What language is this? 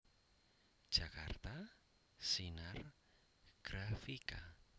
Javanese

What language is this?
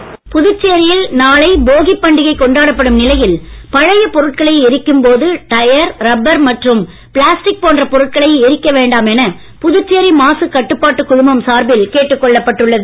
Tamil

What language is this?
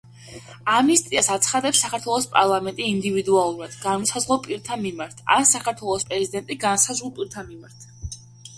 Georgian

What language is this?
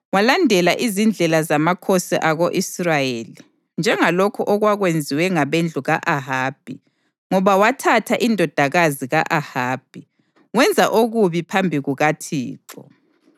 North Ndebele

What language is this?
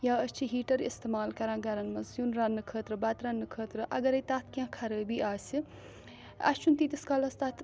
Kashmiri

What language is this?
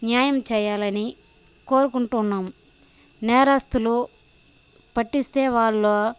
Telugu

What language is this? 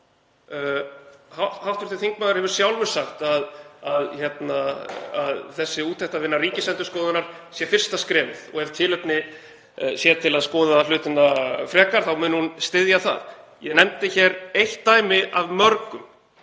Icelandic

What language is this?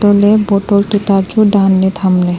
Wancho Naga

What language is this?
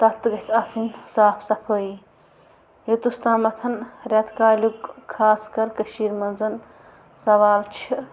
Kashmiri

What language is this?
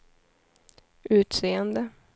Swedish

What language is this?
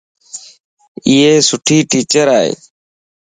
Lasi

